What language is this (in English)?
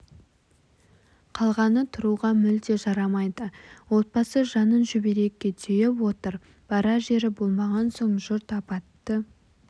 Kazakh